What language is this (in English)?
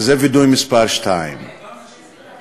Hebrew